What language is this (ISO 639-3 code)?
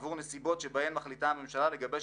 heb